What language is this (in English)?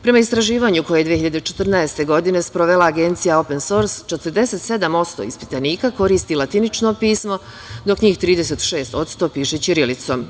Serbian